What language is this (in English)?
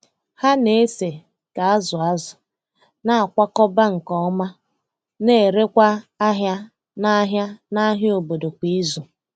Igbo